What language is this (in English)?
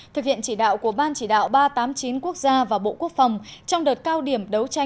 Vietnamese